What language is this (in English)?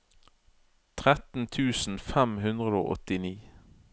Norwegian